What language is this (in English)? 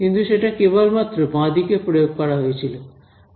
Bangla